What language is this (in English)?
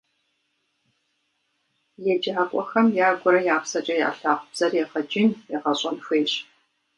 Kabardian